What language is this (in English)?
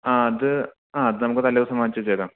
Malayalam